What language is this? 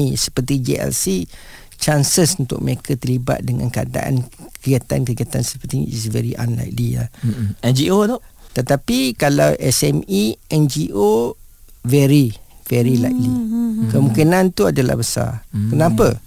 Malay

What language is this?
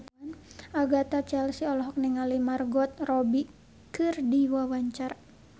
Sundanese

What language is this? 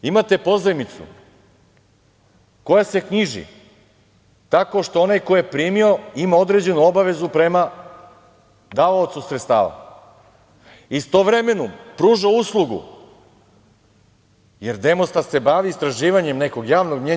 Serbian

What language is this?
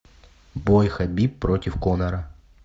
Russian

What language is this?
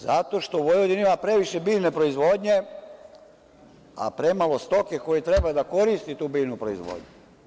Serbian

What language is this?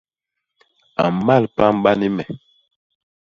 Basaa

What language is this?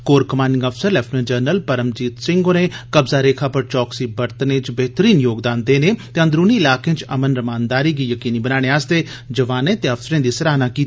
Dogri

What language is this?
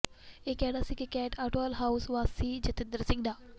Punjabi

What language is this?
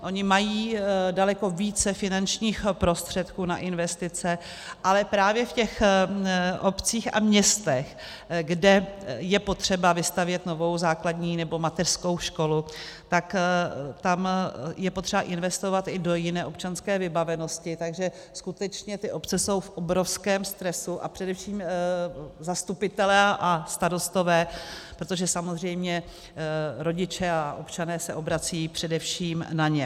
Czech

